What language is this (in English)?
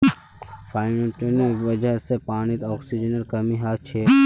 Magahi